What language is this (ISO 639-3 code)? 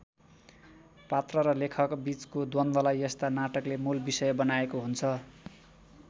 nep